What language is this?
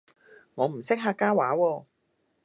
Cantonese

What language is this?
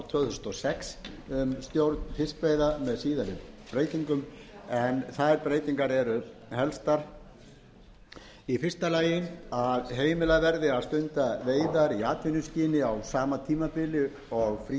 Icelandic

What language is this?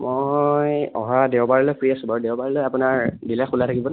Assamese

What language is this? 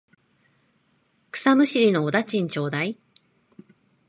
Japanese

